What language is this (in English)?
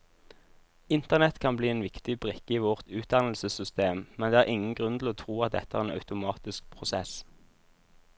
Norwegian